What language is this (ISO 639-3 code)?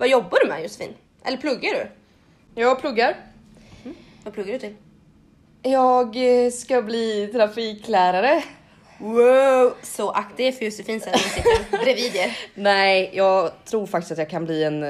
swe